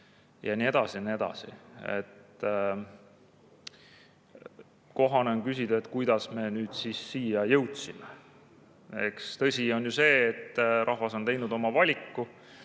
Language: Estonian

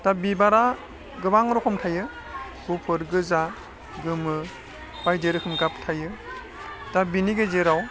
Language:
Bodo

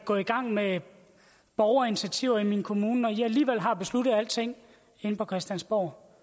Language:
Danish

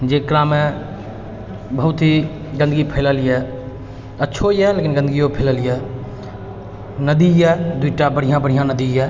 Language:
Maithili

